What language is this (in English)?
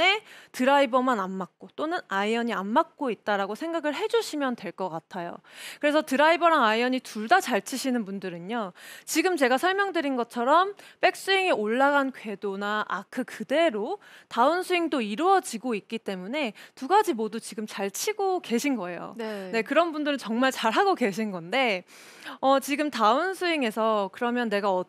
Korean